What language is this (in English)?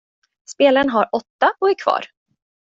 Swedish